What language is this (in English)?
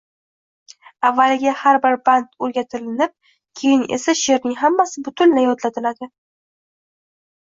Uzbek